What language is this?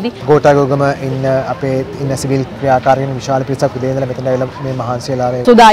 Indonesian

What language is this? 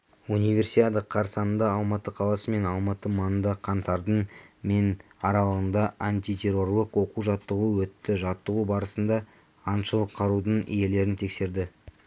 Kazakh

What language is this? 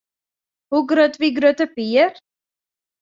Western Frisian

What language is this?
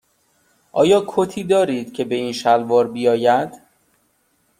Persian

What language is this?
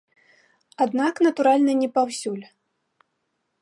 Belarusian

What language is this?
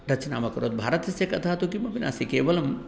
Sanskrit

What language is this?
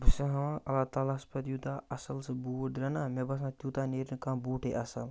Kashmiri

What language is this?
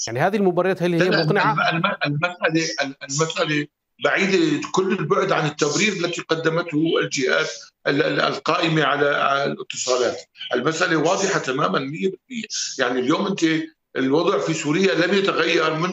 Arabic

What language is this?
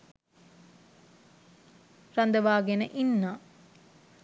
Sinhala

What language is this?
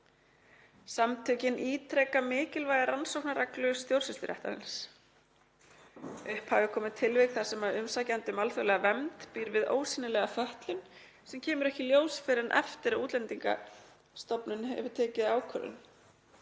Icelandic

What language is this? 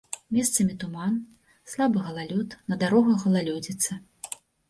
Belarusian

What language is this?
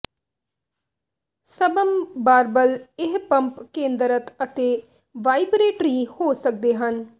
Punjabi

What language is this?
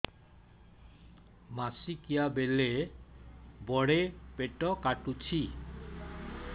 Odia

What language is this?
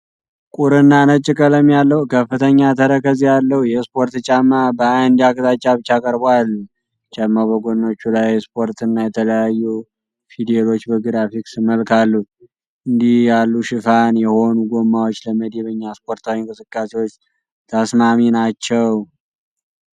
Amharic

